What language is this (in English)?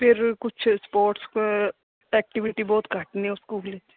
Punjabi